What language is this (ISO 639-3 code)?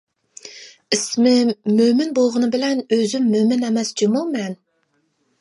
uig